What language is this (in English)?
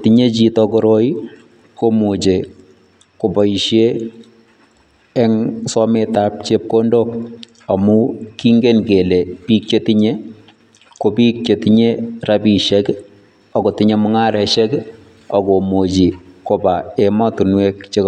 Kalenjin